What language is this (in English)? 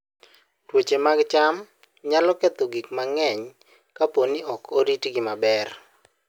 Luo (Kenya and Tanzania)